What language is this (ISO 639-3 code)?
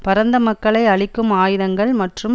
tam